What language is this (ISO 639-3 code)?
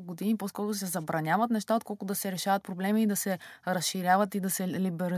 bul